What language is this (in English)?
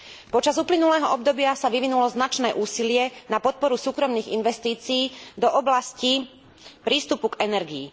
Slovak